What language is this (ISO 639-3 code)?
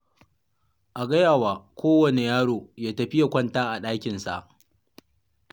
hau